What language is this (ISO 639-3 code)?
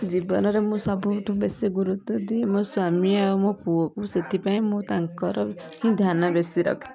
ori